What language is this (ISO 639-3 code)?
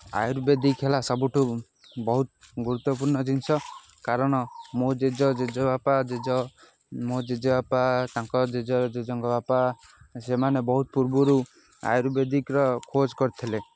ori